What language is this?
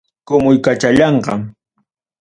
Ayacucho Quechua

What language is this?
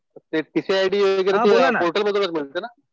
Marathi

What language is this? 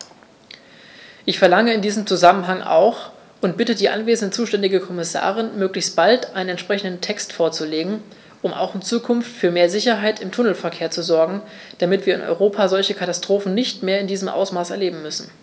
German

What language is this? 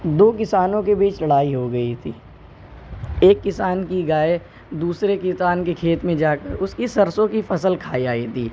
Urdu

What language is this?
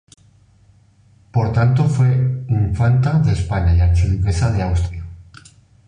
Spanish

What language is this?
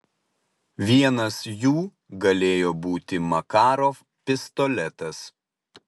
Lithuanian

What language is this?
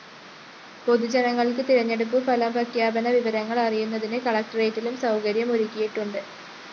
Malayalam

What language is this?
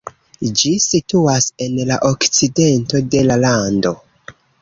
Esperanto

